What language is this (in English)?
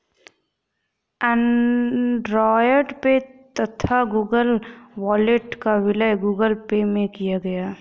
Hindi